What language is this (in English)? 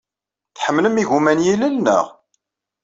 Kabyle